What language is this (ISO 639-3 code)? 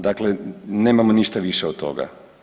hrv